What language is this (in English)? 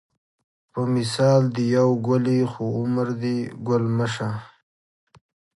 Pashto